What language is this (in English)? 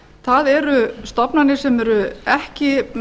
Icelandic